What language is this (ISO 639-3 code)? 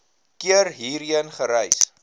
afr